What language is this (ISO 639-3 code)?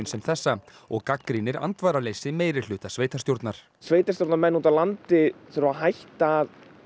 isl